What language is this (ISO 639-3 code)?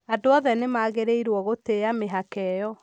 kik